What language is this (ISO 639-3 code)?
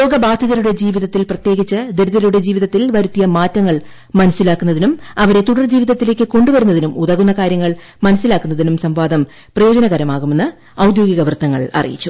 mal